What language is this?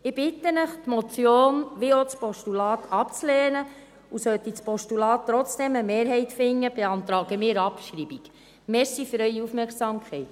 Swiss German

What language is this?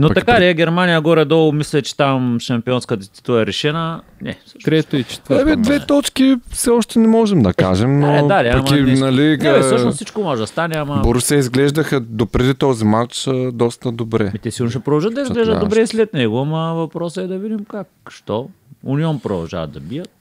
Bulgarian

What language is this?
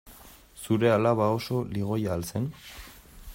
Basque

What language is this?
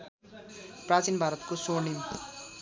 Nepali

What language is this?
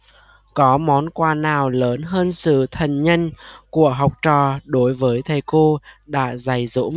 Vietnamese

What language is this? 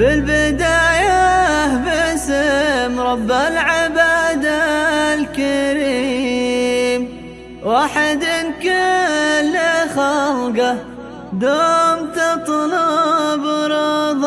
Arabic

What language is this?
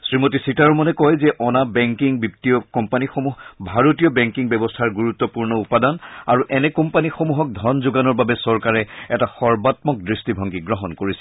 Assamese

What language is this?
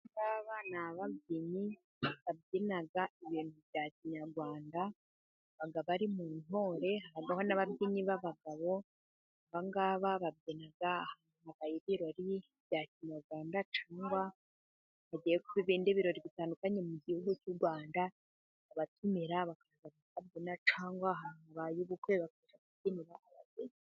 Kinyarwanda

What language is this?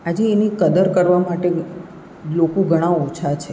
Gujarati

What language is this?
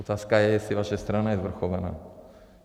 Czech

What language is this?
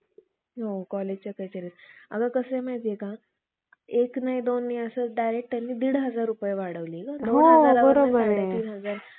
Marathi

